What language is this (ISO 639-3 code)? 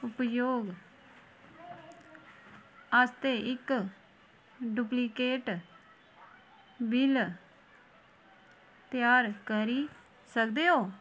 doi